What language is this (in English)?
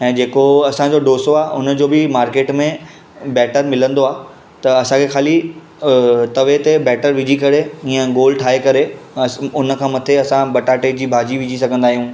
Sindhi